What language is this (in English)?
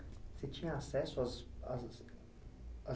Portuguese